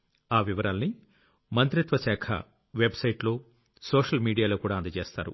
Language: Telugu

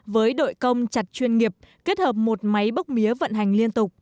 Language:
Vietnamese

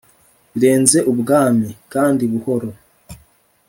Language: Kinyarwanda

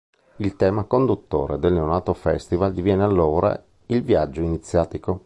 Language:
Italian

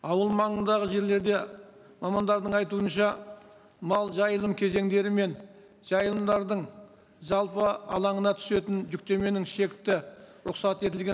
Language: Kazakh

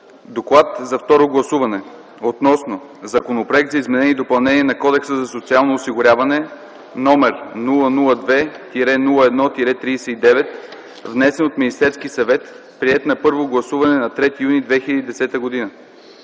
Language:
Bulgarian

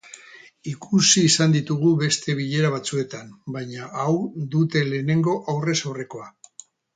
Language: Basque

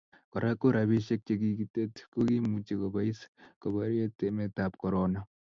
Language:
Kalenjin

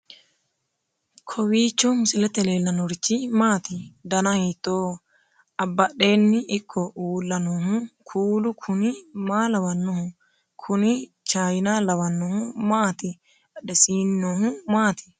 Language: Sidamo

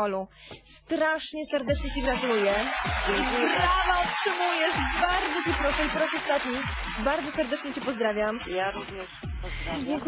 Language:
Polish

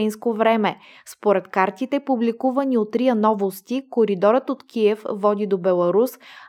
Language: Bulgarian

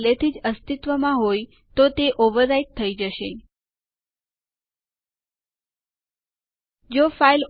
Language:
Gujarati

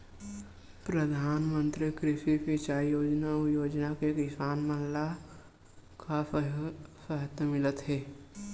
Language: Chhattisgarhi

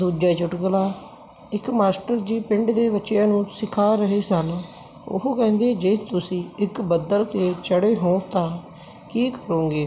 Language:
Punjabi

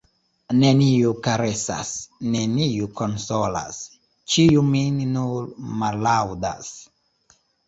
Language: Esperanto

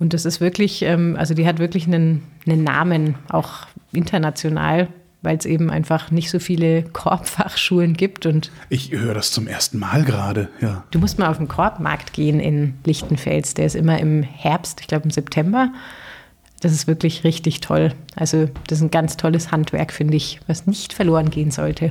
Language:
German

